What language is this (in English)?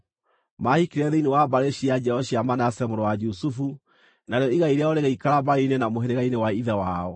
Kikuyu